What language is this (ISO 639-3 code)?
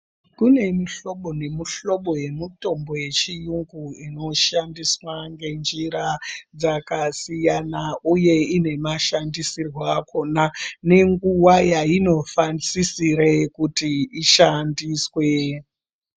ndc